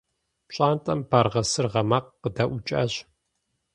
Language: Kabardian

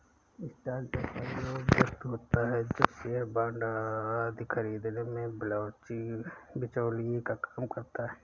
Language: Hindi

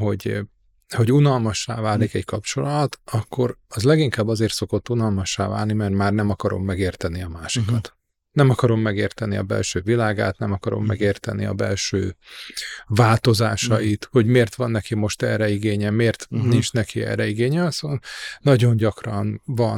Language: Hungarian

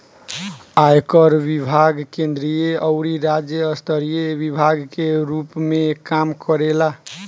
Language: Bhojpuri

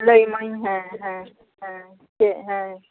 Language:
Santali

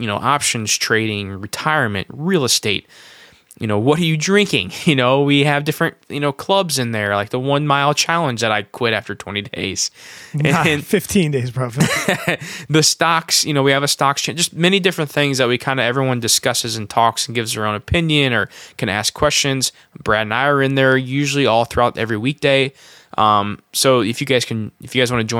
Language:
English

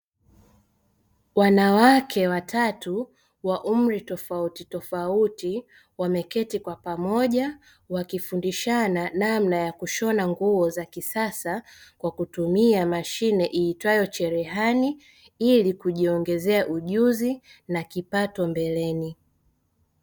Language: Swahili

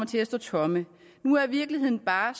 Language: Danish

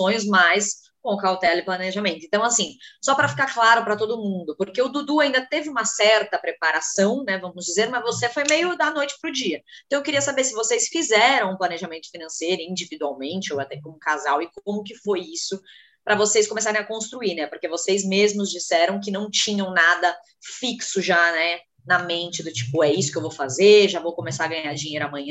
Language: Portuguese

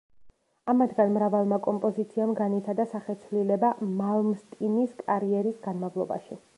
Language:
Georgian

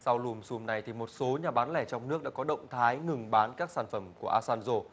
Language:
Vietnamese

